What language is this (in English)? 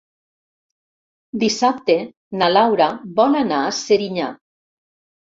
Catalan